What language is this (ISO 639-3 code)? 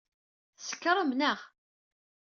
kab